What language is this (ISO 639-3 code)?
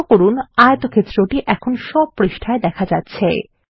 ben